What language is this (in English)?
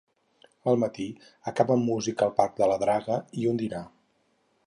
Catalan